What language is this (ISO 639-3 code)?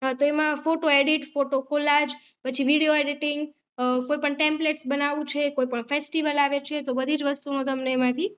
guj